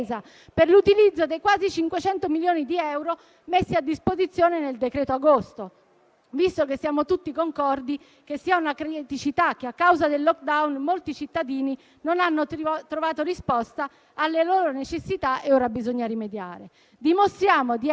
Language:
Italian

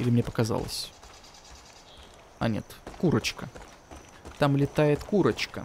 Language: Russian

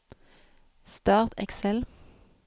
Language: Norwegian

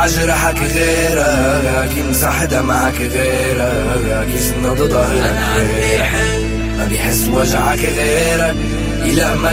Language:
Arabic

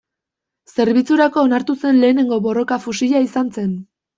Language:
Basque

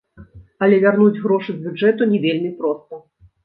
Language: Belarusian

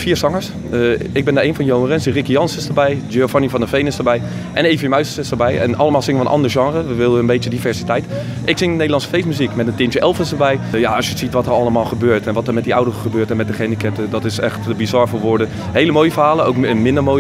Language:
Dutch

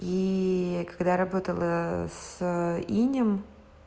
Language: Russian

